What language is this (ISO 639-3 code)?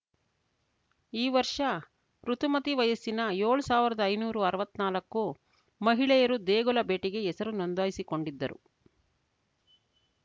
kan